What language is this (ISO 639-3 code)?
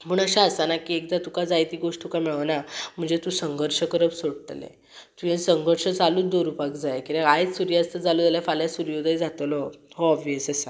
kok